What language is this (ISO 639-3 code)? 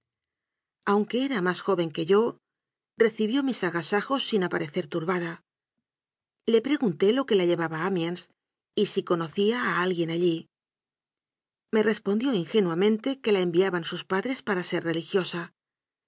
spa